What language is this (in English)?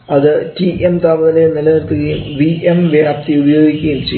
Malayalam